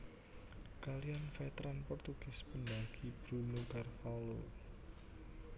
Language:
Javanese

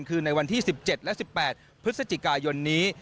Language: Thai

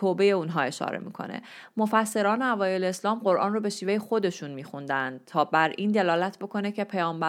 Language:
Persian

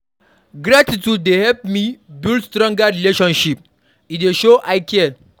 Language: Nigerian Pidgin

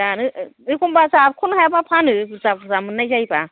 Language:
Bodo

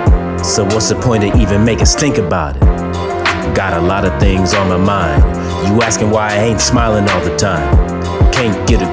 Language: English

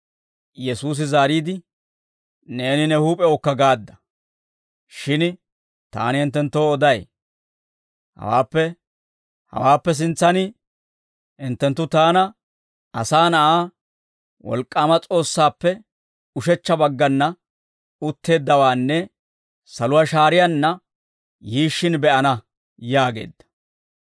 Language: Dawro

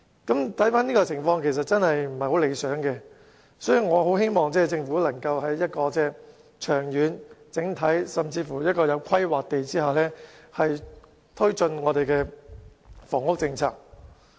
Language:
Cantonese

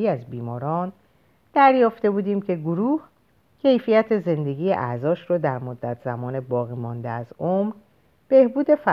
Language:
Persian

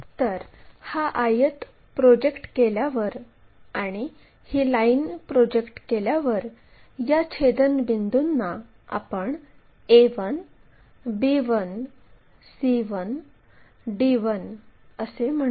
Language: Marathi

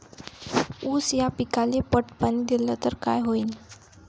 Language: Marathi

